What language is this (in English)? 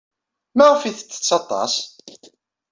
Kabyle